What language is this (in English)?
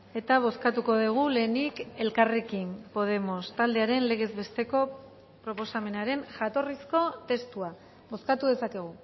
Basque